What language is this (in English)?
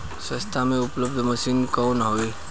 Bhojpuri